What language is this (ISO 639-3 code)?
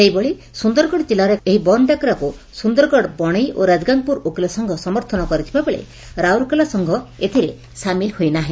ori